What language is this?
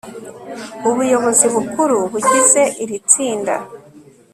Kinyarwanda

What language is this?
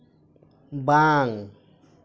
Santali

